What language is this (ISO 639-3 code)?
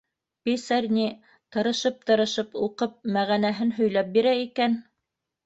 bak